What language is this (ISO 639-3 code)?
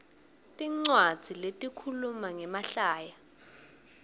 ssw